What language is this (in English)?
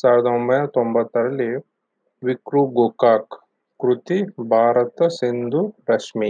Kannada